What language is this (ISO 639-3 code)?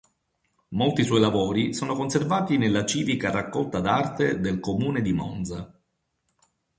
ita